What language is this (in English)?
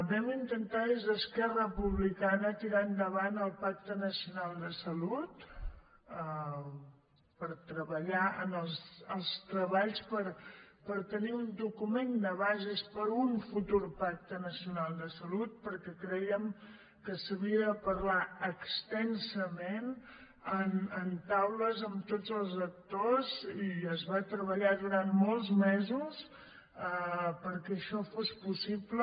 Catalan